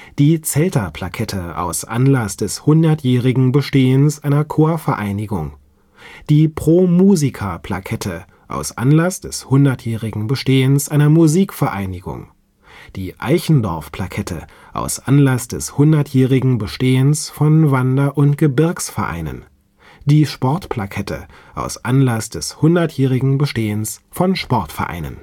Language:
German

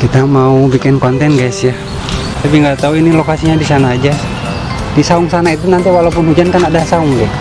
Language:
Indonesian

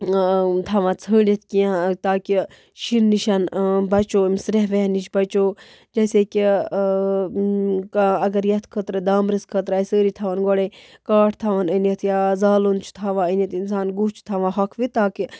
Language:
Kashmiri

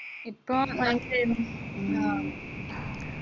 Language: Malayalam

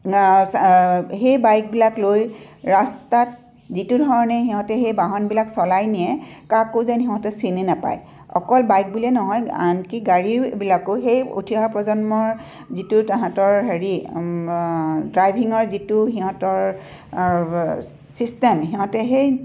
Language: Assamese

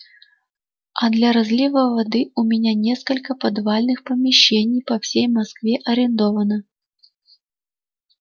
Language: Russian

